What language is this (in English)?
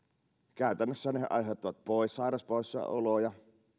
Finnish